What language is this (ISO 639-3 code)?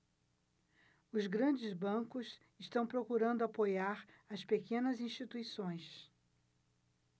por